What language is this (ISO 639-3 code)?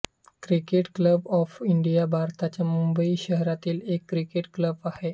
mar